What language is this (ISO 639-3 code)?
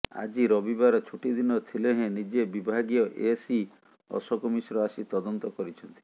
ori